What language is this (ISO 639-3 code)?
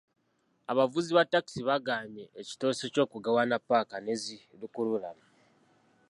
lug